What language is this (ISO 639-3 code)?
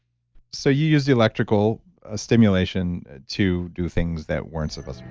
eng